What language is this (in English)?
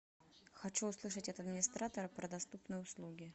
Russian